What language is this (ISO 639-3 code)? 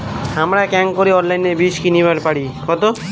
ben